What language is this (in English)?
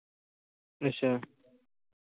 Punjabi